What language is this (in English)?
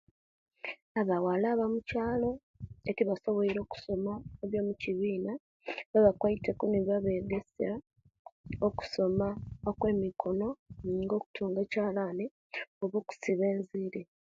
Kenyi